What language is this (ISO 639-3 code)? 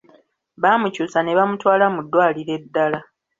lug